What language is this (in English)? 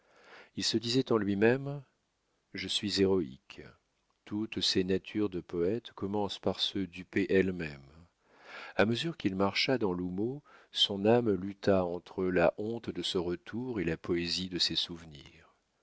French